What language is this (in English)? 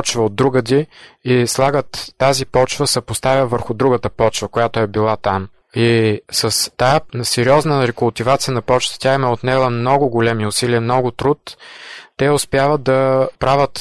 Bulgarian